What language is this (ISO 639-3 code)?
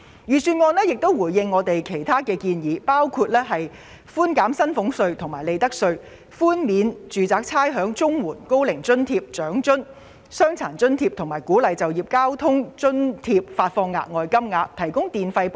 yue